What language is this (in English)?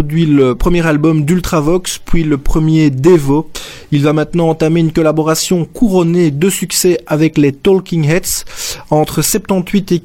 French